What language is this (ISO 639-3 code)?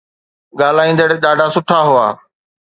snd